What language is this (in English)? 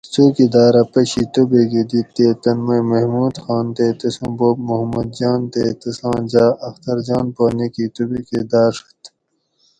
Gawri